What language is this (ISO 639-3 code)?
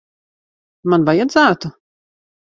lav